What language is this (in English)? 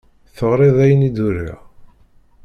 Kabyle